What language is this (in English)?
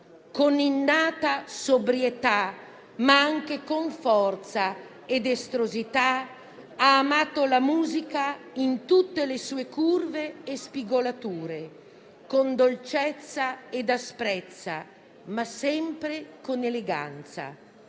Italian